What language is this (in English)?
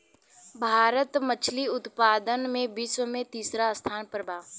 Bhojpuri